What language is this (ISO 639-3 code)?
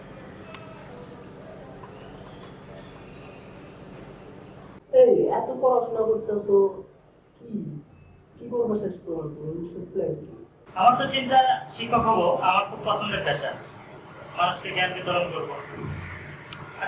ben